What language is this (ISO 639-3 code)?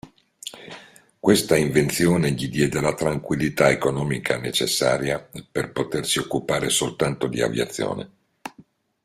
ita